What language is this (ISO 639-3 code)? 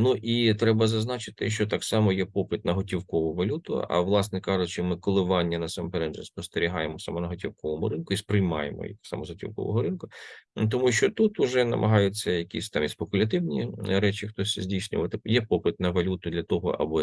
ukr